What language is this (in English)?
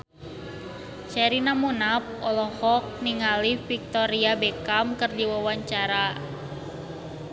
Sundanese